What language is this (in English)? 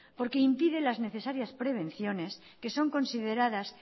Spanish